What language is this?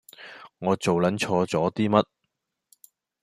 Cantonese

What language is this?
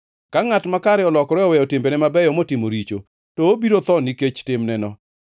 Luo (Kenya and Tanzania)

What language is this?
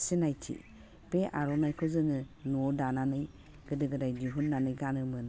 Bodo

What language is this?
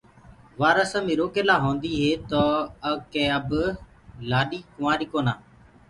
Gurgula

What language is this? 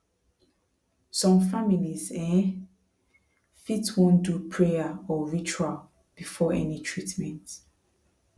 Nigerian Pidgin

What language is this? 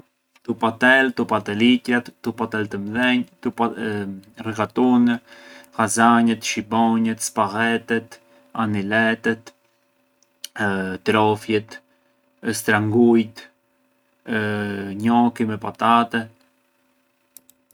Arbëreshë Albanian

